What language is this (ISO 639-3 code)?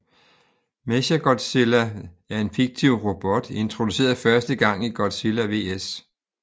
dan